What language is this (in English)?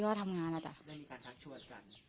Thai